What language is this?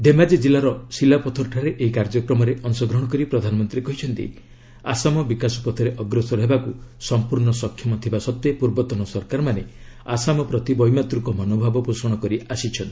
Odia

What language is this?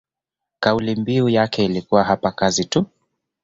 Swahili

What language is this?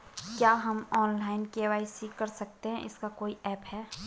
Hindi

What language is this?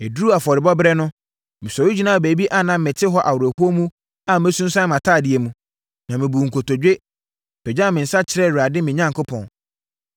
Akan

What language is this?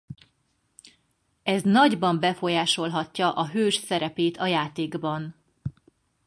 Hungarian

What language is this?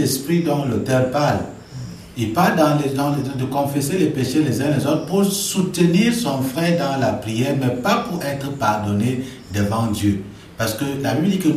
French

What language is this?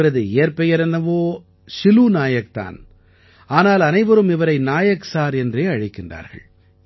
Tamil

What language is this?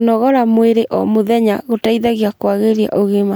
Kikuyu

